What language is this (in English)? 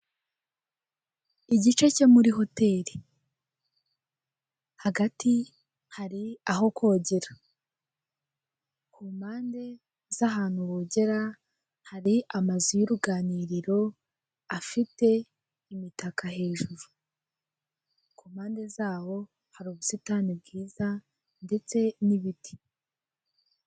Kinyarwanda